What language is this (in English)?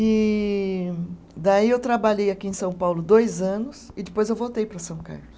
Portuguese